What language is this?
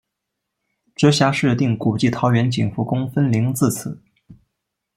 Chinese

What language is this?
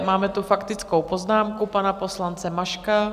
Czech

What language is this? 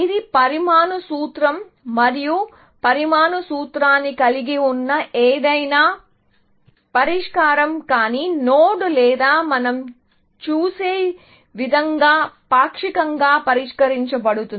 Telugu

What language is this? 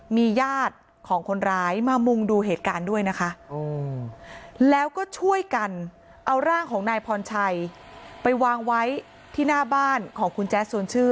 Thai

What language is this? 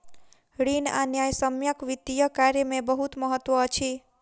Maithili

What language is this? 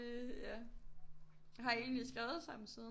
Danish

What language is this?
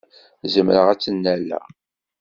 Kabyle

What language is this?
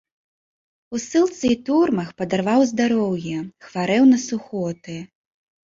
Belarusian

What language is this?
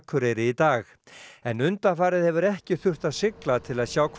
Icelandic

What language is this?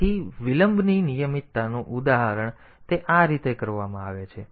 Gujarati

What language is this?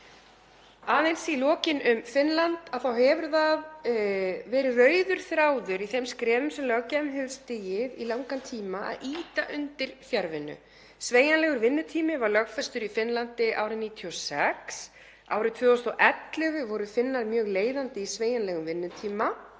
Icelandic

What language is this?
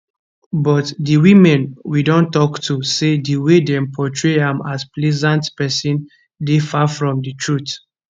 Nigerian Pidgin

